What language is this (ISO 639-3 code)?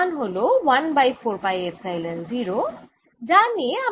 ben